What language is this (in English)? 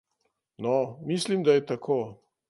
Slovenian